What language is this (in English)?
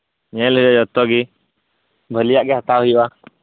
Santali